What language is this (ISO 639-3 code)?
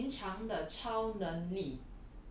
eng